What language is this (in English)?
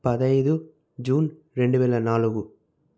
Telugu